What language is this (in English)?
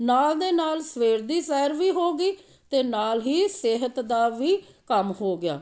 Punjabi